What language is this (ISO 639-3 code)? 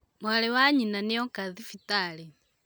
kik